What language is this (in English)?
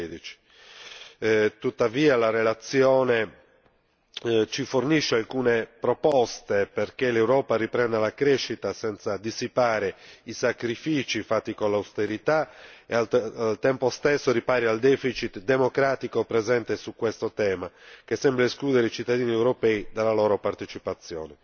Italian